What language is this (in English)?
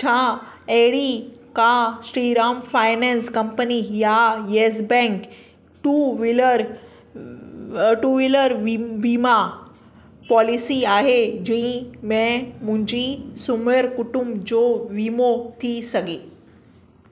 Sindhi